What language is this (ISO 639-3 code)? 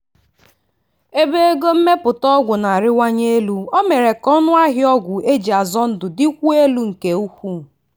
ibo